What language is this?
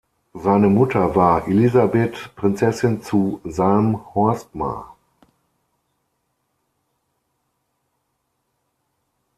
German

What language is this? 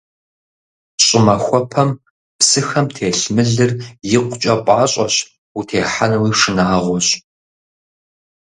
Kabardian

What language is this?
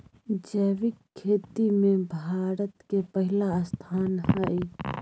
Maithili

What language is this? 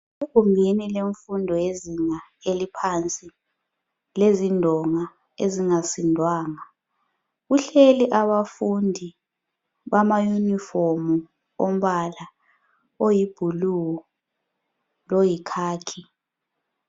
North Ndebele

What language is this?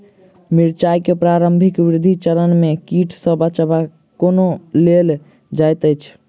Maithili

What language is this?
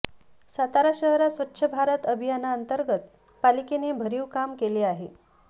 Marathi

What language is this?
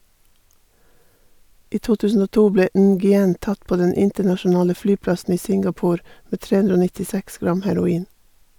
Norwegian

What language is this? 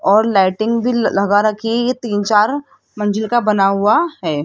Hindi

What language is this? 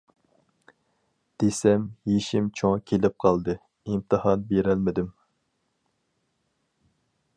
Uyghur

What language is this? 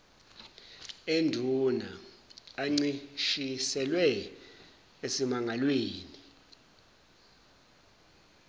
Zulu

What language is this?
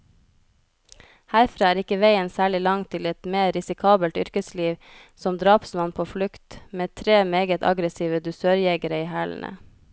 Norwegian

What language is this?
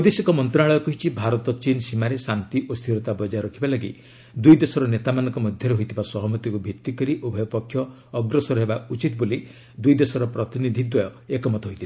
Odia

